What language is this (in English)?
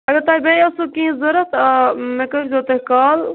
Kashmiri